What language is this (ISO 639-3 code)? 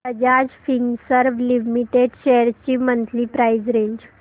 mar